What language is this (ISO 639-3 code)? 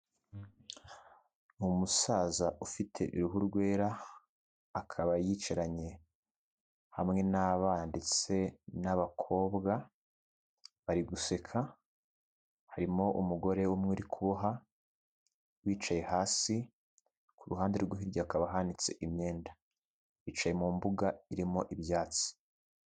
kin